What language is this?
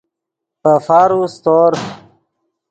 Yidgha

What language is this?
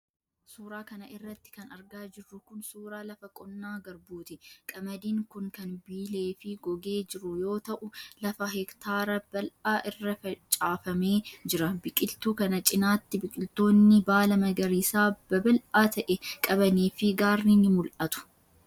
Oromo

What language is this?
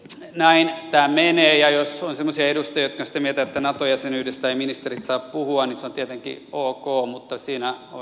Finnish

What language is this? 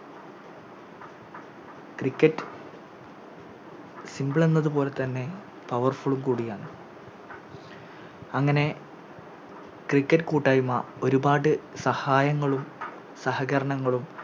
Malayalam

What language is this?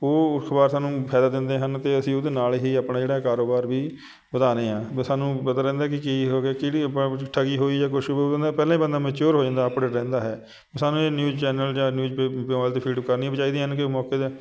Punjabi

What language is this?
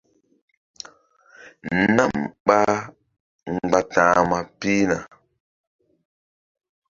Mbum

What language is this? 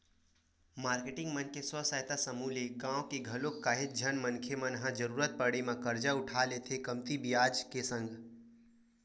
Chhattisgarhi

